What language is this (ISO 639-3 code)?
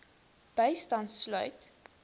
afr